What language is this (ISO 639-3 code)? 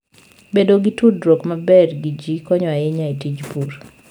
luo